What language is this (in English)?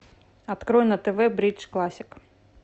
Russian